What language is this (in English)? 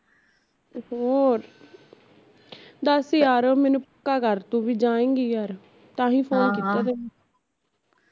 Punjabi